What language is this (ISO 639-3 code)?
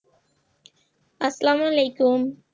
ben